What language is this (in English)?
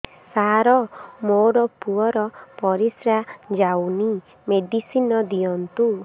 Odia